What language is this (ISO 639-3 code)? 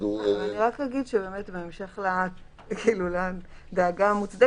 heb